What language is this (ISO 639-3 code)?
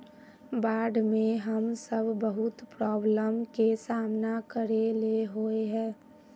mag